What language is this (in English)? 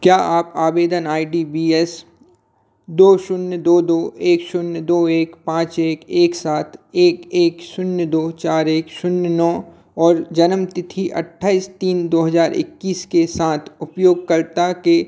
Hindi